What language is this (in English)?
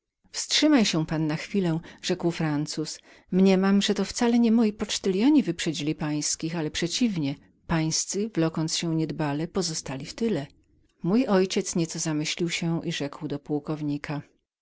Polish